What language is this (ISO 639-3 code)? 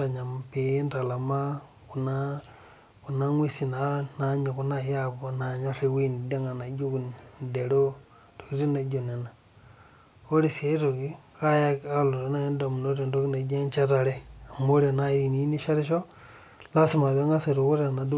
mas